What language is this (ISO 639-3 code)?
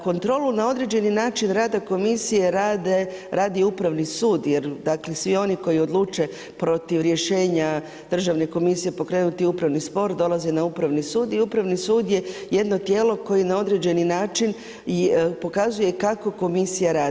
hrv